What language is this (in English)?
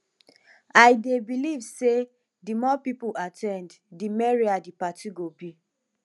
Nigerian Pidgin